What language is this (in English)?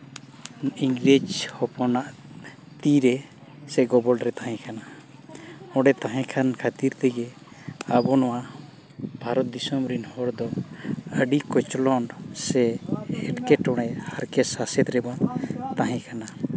Santali